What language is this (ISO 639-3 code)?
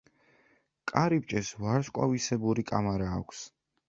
kat